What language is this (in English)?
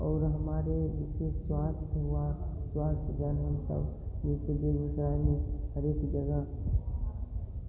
Hindi